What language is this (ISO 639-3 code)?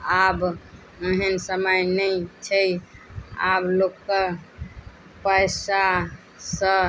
mai